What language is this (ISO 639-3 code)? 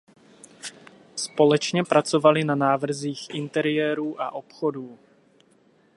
ces